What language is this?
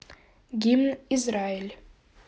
Russian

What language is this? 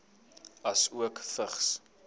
Afrikaans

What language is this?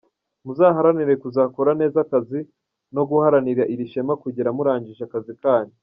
Kinyarwanda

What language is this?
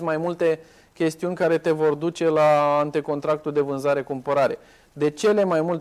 Romanian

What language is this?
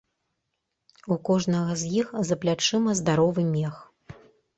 Belarusian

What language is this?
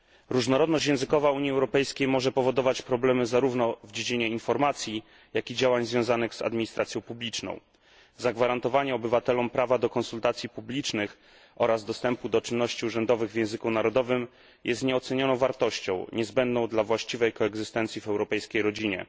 Polish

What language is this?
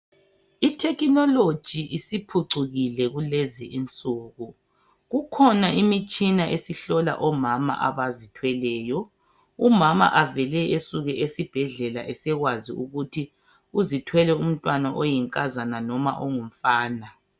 North Ndebele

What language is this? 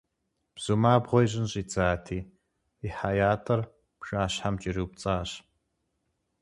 Kabardian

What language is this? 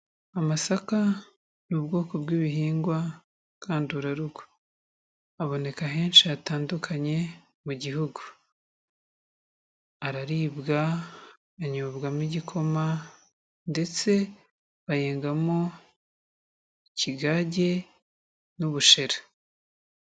Kinyarwanda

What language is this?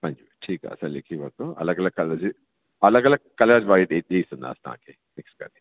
Sindhi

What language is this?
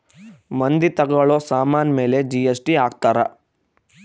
Kannada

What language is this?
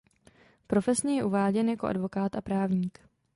Czech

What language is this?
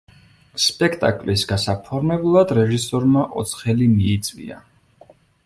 Georgian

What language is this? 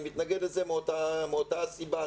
Hebrew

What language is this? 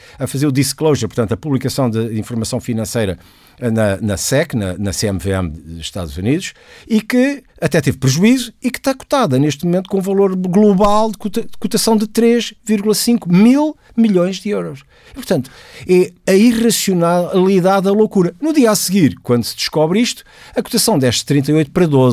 Portuguese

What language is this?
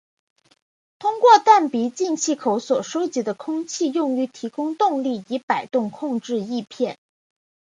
Chinese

